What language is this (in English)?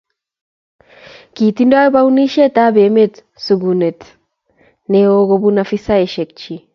Kalenjin